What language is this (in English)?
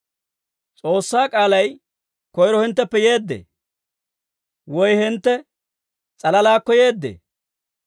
Dawro